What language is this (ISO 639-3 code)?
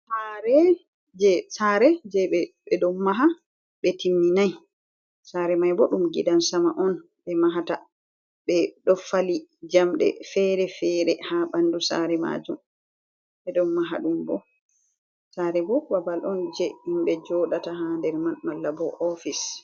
ful